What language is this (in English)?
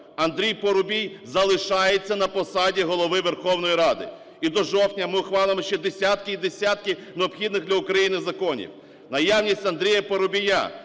Ukrainian